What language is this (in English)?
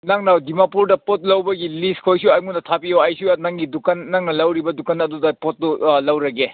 Manipuri